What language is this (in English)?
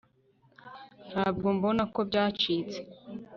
Kinyarwanda